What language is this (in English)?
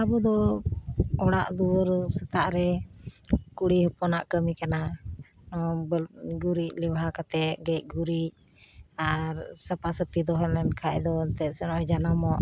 Santali